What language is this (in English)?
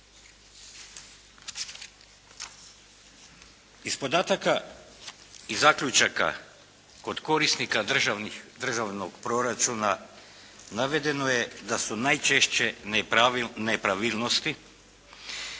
Croatian